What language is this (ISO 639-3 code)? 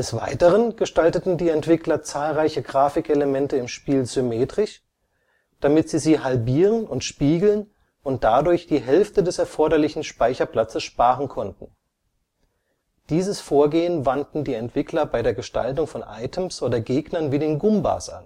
deu